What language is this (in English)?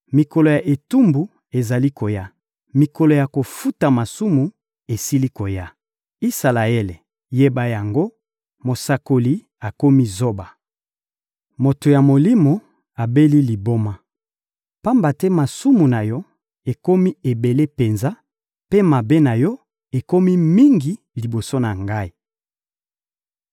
Lingala